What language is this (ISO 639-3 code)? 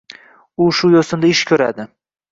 uzb